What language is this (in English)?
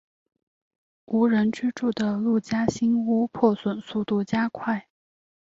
Chinese